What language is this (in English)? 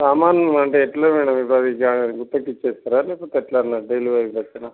Telugu